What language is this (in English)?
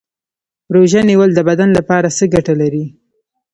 Pashto